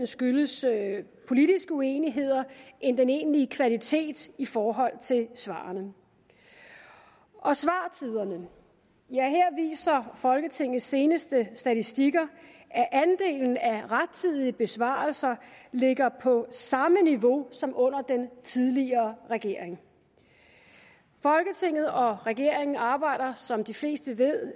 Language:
Danish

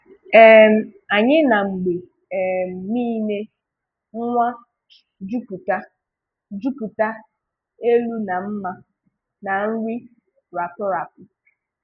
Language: Igbo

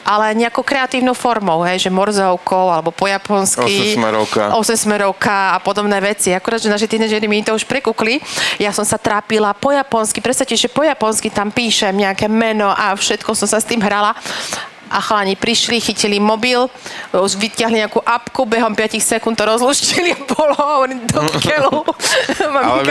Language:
Slovak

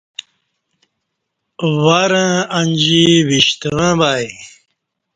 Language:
Kati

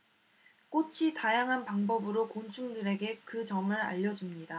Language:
Korean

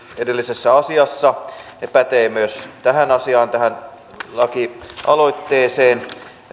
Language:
Finnish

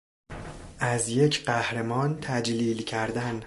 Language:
Persian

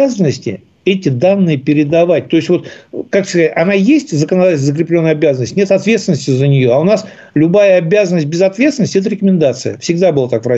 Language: Russian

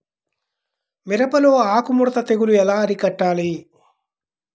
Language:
Telugu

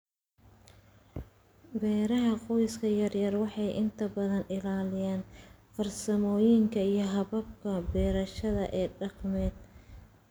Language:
Somali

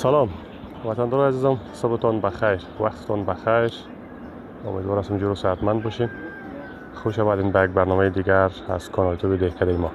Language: Persian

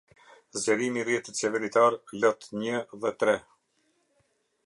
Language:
Albanian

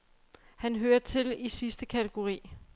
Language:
Danish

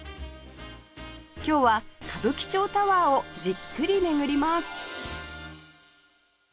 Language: Japanese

